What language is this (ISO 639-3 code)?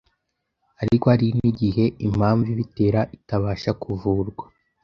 kin